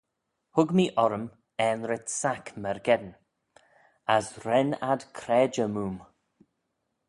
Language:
Manx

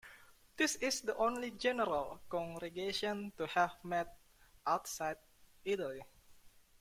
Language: English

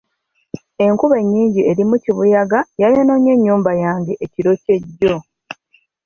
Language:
Ganda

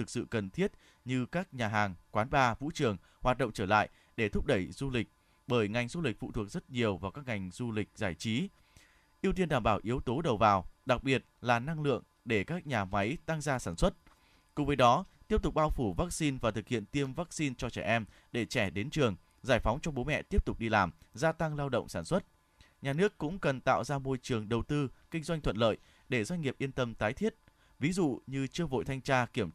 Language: Vietnamese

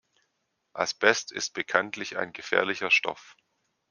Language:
German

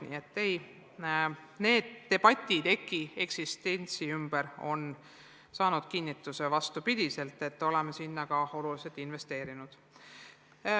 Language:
Estonian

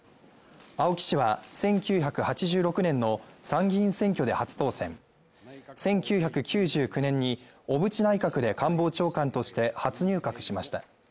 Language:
Japanese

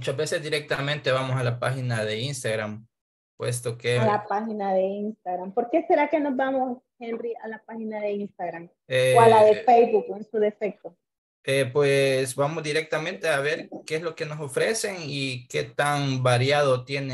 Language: Spanish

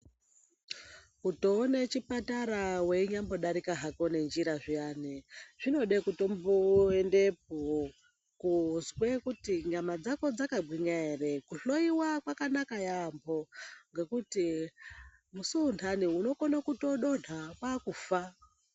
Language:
Ndau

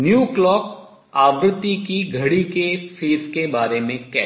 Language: Hindi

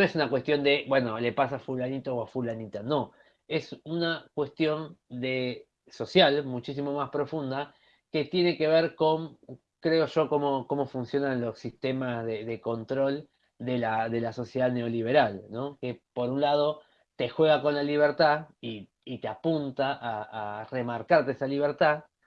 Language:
Spanish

